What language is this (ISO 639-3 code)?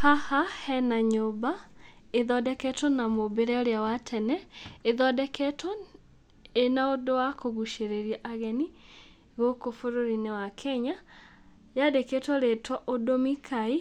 kik